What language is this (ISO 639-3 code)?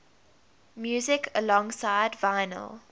eng